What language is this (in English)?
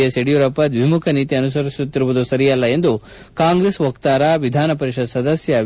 Kannada